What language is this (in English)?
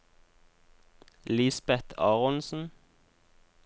Norwegian